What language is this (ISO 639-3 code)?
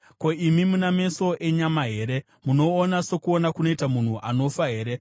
sna